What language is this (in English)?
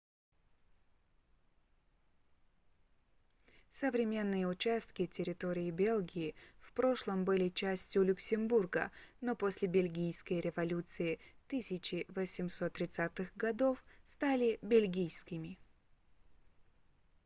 Russian